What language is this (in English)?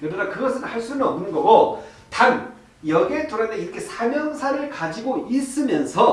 Korean